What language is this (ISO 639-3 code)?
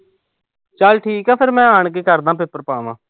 pan